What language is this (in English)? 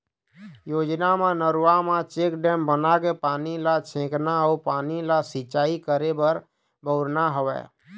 Chhattisgarhi